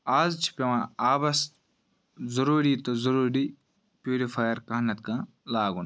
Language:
Kashmiri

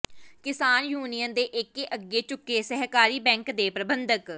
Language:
Punjabi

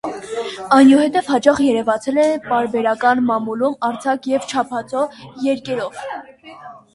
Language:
Armenian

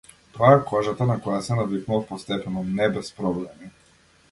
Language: Macedonian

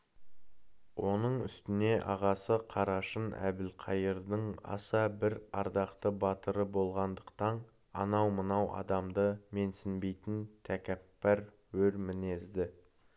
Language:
Kazakh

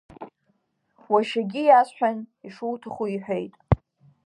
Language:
Abkhazian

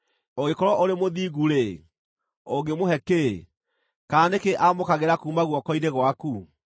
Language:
Kikuyu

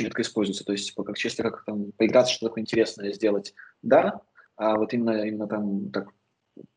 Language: Russian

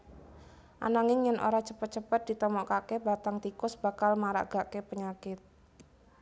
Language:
Javanese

